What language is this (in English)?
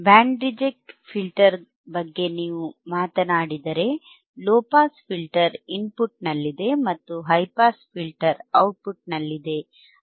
Kannada